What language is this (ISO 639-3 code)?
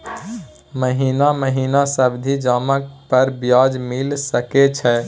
mai